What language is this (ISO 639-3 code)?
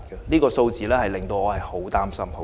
yue